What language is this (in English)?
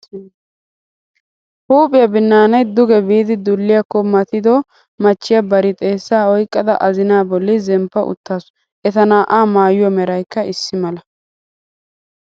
Wolaytta